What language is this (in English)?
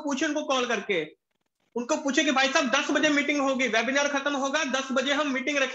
Hindi